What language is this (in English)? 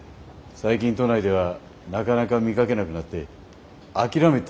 Japanese